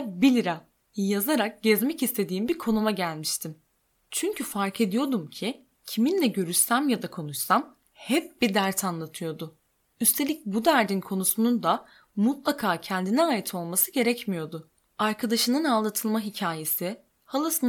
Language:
Turkish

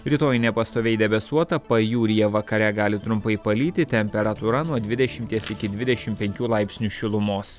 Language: Lithuanian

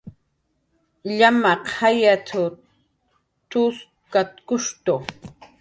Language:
Jaqaru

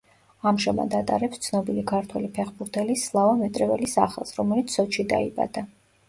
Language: Georgian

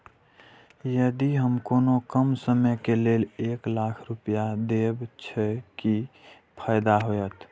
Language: Maithili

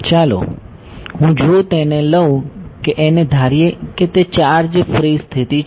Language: Gujarati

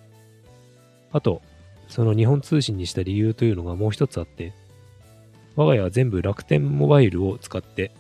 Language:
Japanese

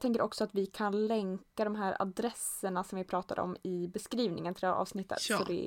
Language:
Swedish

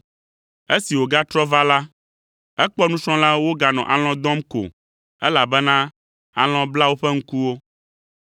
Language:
Ewe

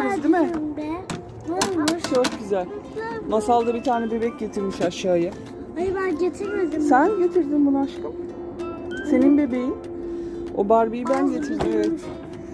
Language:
Turkish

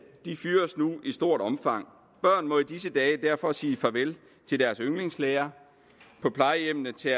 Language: Danish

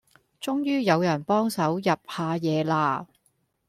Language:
Cantonese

